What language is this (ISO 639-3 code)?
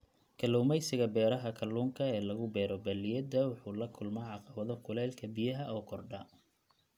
som